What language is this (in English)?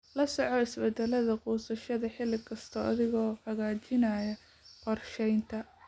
Somali